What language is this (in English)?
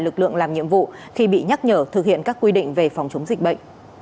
Vietnamese